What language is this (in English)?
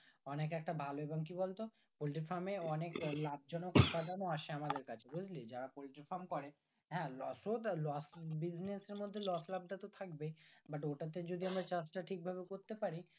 Bangla